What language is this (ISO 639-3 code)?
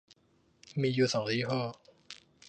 tha